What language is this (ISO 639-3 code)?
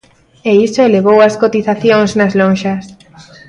glg